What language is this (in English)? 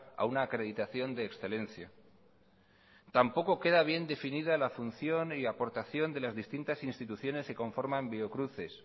Spanish